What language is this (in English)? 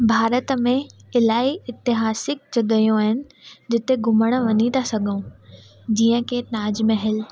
Sindhi